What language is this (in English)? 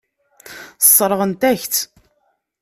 Kabyle